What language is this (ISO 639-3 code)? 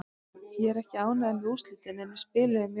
isl